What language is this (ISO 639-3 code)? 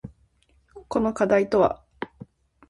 jpn